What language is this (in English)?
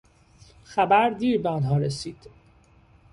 Persian